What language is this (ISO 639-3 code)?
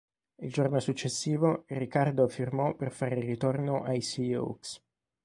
ita